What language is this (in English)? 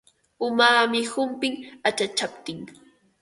Ambo-Pasco Quechua